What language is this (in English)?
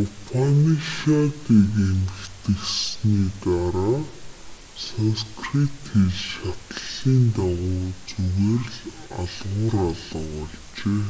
Mongolian